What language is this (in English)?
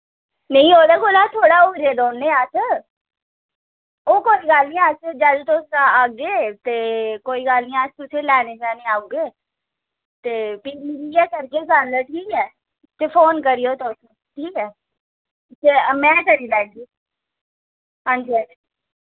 Dogri